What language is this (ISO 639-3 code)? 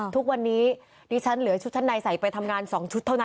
tha